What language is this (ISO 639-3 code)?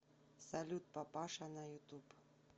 rus